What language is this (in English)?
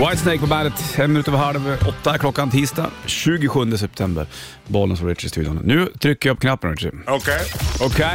Swedish